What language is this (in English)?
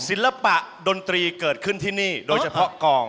Thai